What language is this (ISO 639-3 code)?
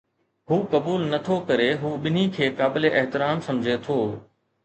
snd